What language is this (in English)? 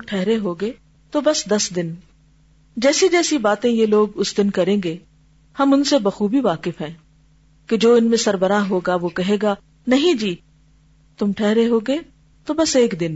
Urdu